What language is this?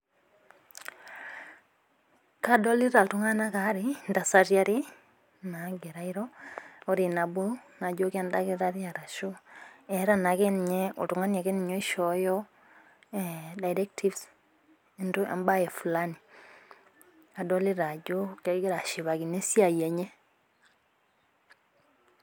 Masai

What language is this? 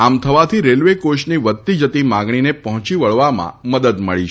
Gujarati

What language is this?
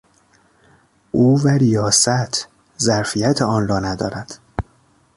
Persian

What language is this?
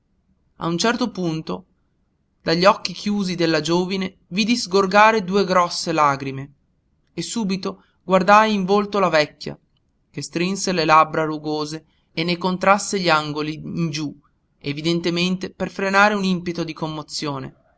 Italian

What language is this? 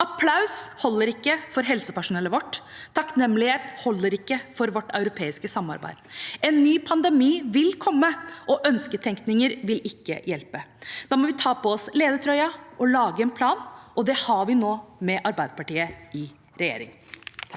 Norwegian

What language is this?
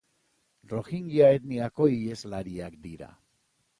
Basque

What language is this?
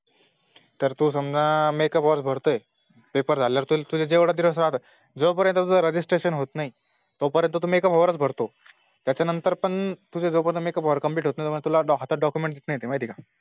Marathi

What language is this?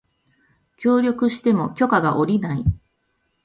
Japanese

